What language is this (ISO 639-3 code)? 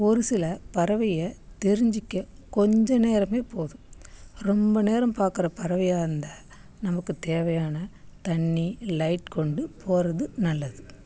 tam